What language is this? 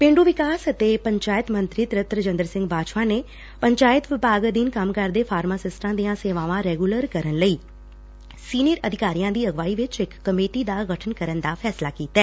Punjabi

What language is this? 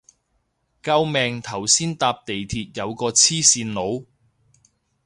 Cantonese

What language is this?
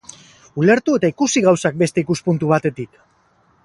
Basque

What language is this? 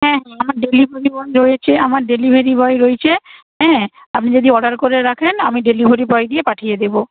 Bangla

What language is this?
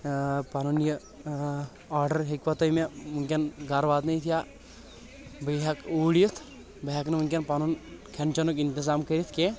Kashmiri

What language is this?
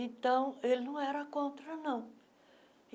Portuguese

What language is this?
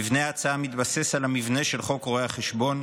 Hebrew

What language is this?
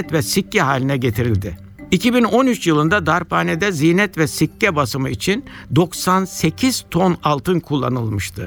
Turkish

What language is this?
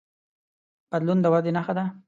Pashto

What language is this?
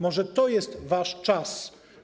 Polish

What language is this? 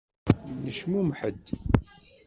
Kabyle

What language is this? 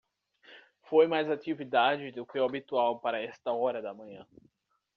Portuguese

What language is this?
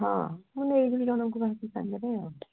Odia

